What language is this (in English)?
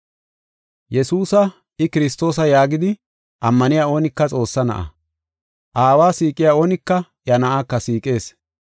Gofa